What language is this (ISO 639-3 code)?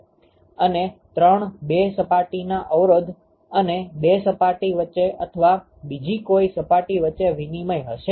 guj